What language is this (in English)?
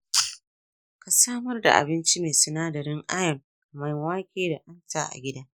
Hausa